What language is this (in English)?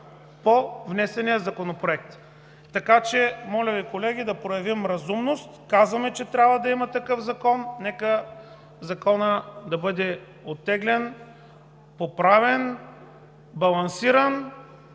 Bulgarian